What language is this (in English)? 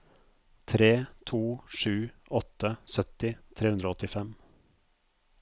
Norwegian